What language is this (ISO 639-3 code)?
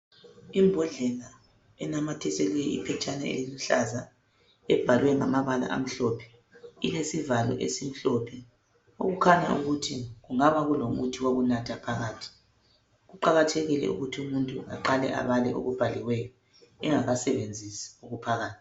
nde